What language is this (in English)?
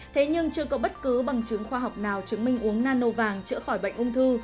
Vietnamese